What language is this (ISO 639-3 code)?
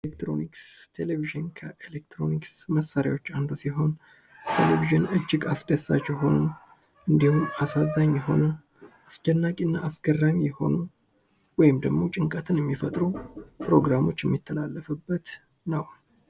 amh